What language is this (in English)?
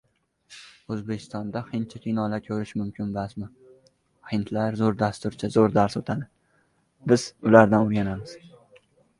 Uzbek